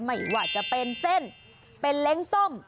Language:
Thai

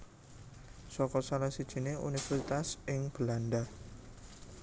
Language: Javanese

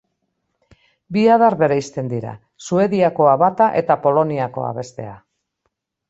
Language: Basque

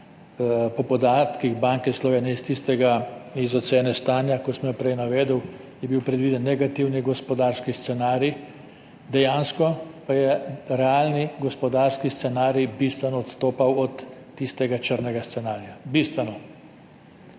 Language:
Slovenian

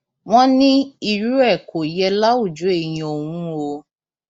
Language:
Yoruba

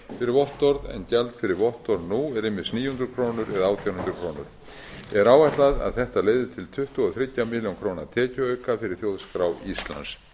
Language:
Icelandic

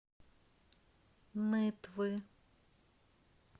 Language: Russian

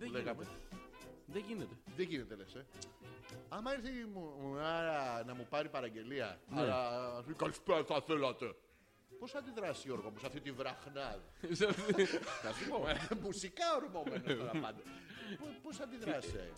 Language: Greek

